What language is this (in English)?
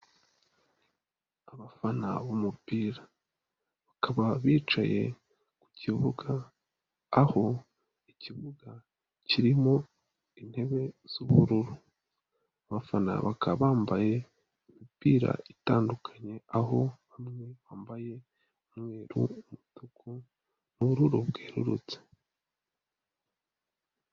Kinyarwanda